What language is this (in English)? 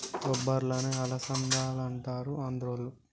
Telugu